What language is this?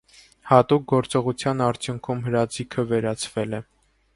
Armenian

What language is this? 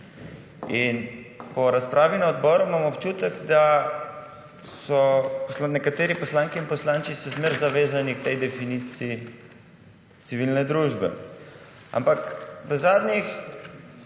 Slovenian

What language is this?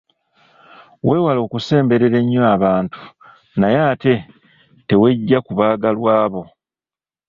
Ganda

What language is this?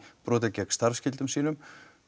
Icelandic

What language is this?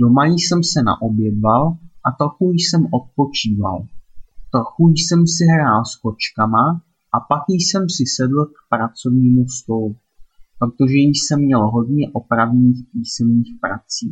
Czech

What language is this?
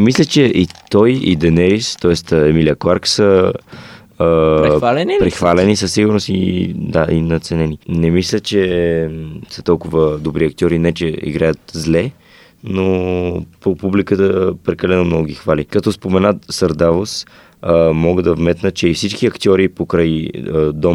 Bulgarian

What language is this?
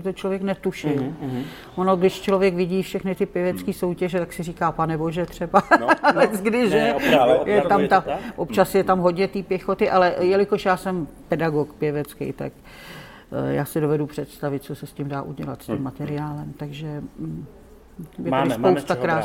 Czech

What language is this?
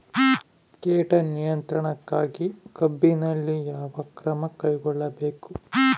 Kannada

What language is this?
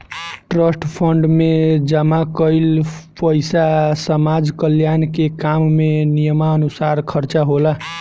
Bhojpuri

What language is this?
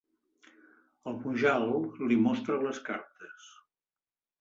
Catalan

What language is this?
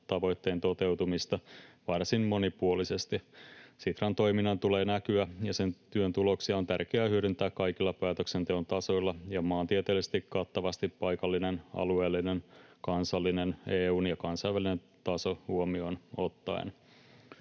Finnish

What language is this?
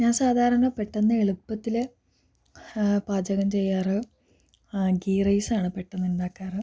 Malayalam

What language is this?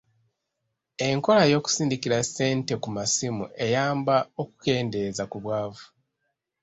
Ganda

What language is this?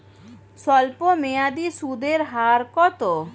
Bangla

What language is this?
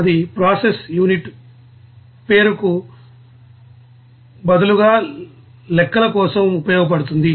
Telugu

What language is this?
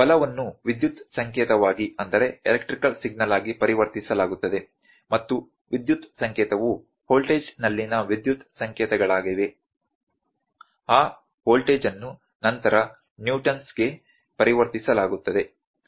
Kannada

